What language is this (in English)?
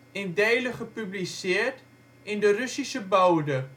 Dutch